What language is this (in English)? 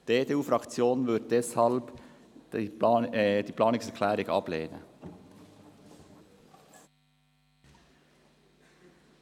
Swiss German